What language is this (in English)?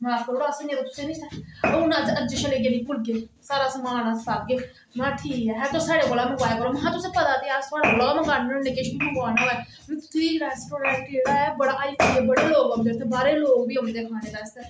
Dogri